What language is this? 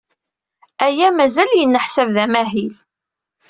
Kabyle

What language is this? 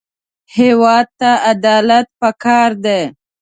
Pashto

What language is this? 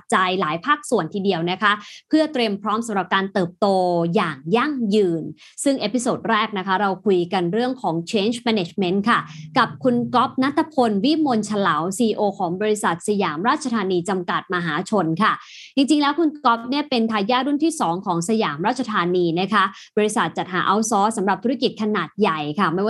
Thai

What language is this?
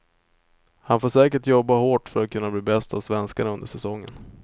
Swedish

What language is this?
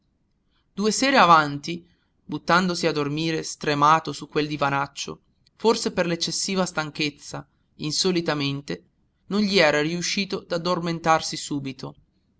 Italian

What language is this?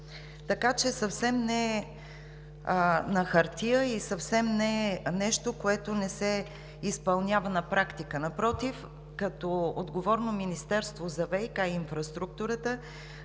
Bulgarian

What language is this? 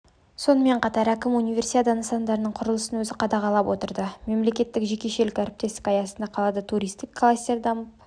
Kazakh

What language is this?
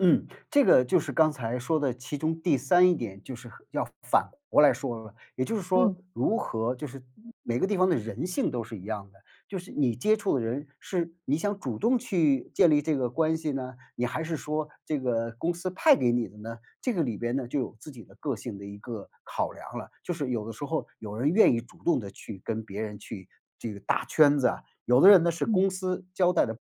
Chinese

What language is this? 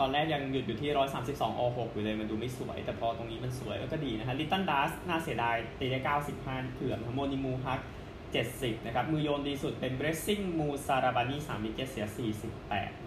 Thai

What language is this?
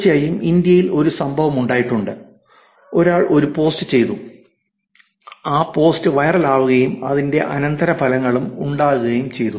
Malayalam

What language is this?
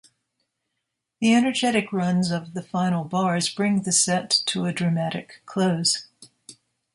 English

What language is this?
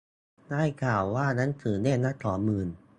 Thai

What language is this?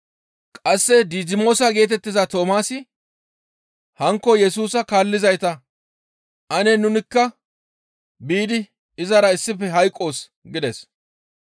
Gamo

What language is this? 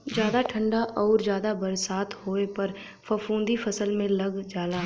Bhojpuri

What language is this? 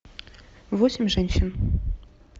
Russian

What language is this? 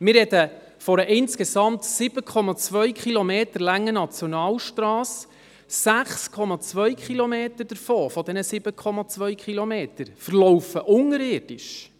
Swiss German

